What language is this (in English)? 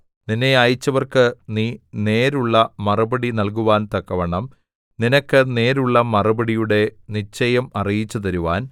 Malayalam